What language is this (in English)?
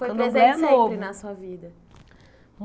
Portuguese